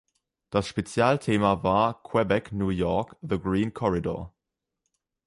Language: German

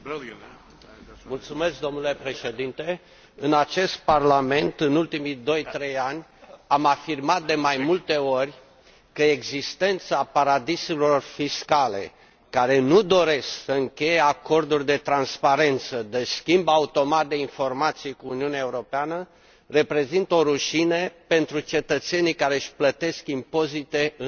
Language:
Romanian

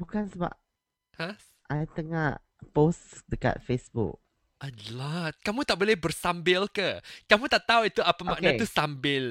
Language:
Malay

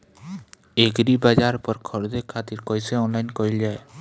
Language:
Bhojpuri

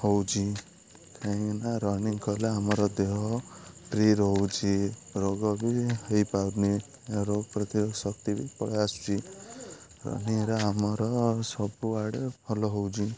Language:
Odia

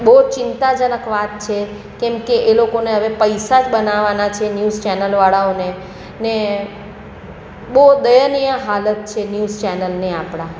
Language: Gujarati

